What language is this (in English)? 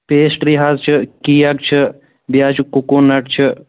Kashmiri